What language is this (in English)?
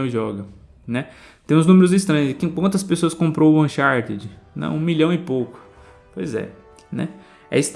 Portuguese